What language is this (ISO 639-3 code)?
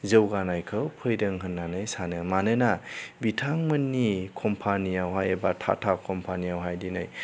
brx